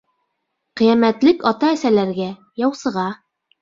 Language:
Bashkir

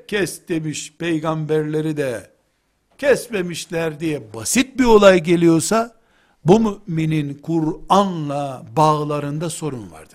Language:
Turkish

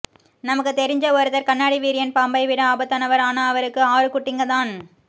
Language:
Tamil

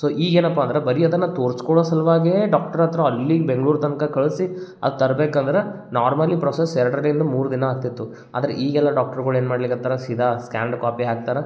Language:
Kannada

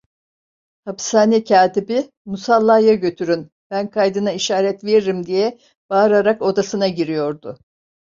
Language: Turkish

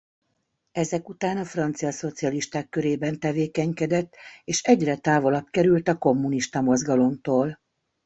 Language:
Hungarian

